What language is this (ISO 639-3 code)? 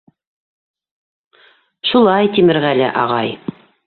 bak